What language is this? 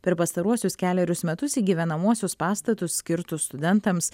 Lithuanian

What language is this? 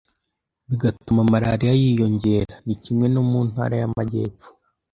Kinyarwanda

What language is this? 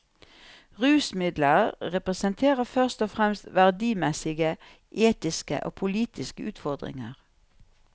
Norwegian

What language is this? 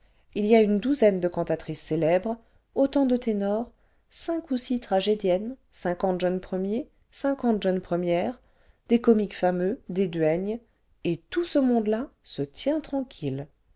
French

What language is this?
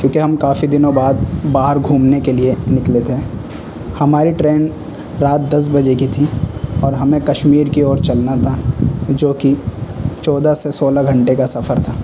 Urdu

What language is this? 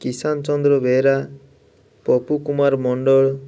Odia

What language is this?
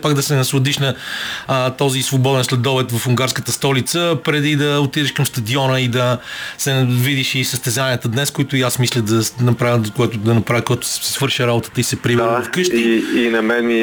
Bulgarian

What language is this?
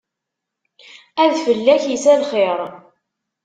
Kabyle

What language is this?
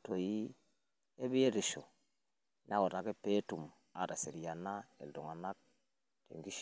Masai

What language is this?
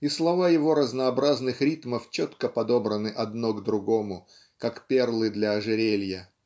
Russian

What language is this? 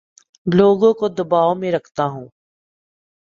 Urdu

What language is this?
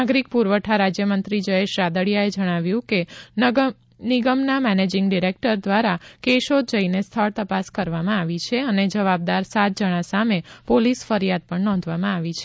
Gujarati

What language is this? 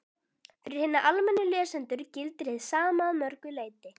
Icelandic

